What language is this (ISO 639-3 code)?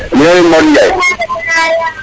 srr